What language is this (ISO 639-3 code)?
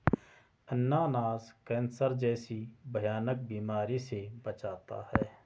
hin